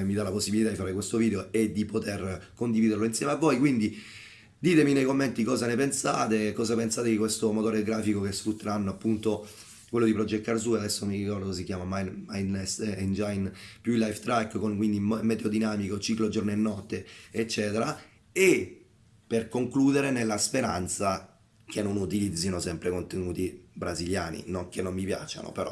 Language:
Italian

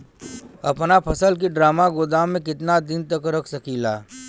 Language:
Bhojpuri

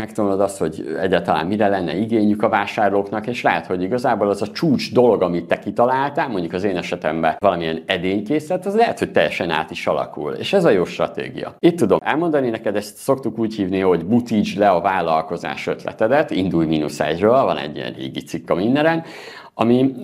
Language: Hungarian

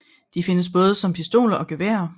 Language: Danish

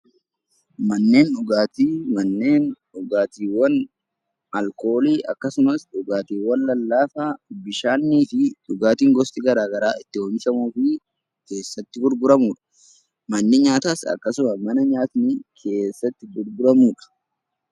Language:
Oromo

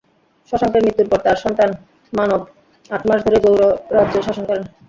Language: Bangla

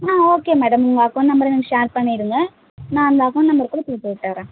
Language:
Tamil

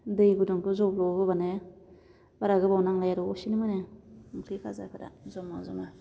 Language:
Bodo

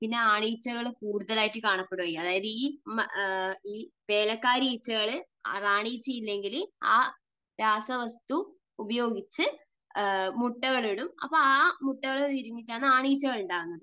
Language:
Malayalam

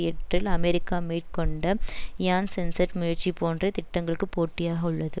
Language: Tamil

